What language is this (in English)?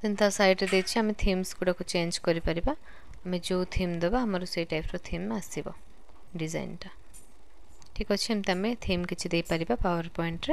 Hindi